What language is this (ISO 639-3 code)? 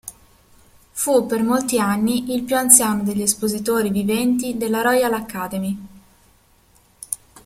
ita